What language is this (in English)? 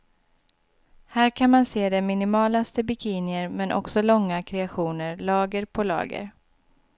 Swedish